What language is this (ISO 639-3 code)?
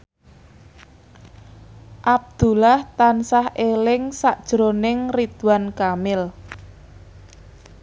jav